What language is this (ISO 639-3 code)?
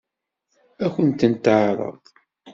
kab